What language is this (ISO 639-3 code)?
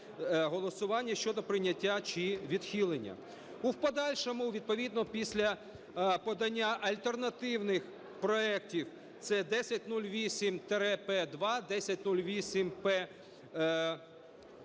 ukr